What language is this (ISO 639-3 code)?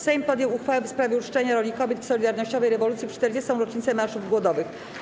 pol